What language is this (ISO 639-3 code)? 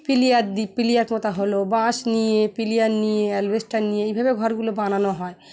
ben